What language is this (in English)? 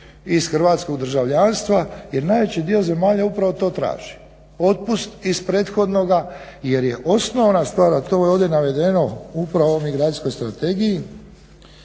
Croatian